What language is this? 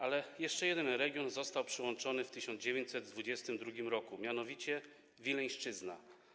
Polish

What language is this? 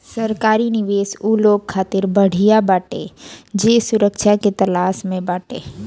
Bhojpuri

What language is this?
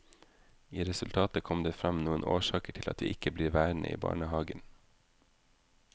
Norwegian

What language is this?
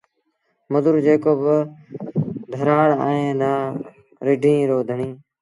Sindhi Bhil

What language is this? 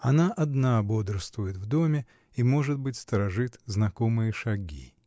Russian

